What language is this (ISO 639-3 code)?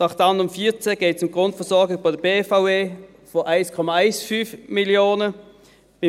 gsw